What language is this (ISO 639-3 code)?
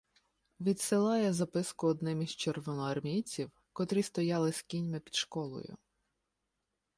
ukr